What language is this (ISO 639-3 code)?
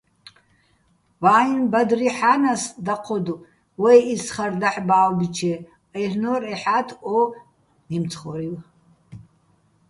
bbl